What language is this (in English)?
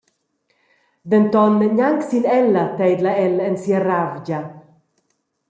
Romansh